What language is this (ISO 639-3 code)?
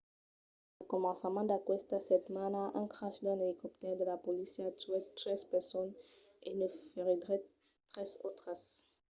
oci